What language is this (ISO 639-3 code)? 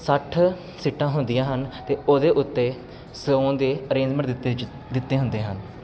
pan